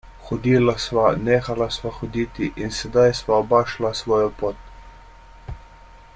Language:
Slovenian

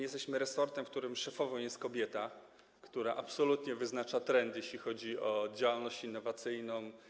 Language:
Polish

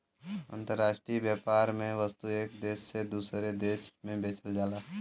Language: Bhojpuri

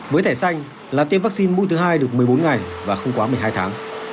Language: Vietnamese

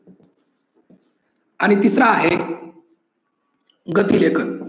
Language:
Marathi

